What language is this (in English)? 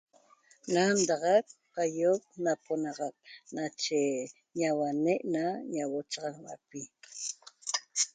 Toba